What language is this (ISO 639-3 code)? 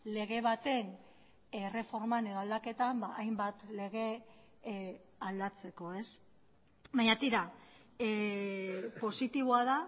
eus